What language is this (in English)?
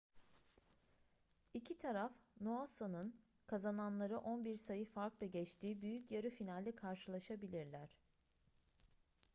Turkish